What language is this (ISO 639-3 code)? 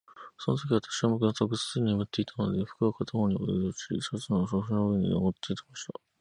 jpn